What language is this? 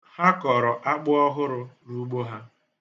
Igbo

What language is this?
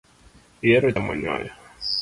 Luo (Kenya and Tanzania)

